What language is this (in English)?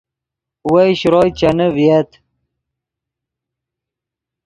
Yidgha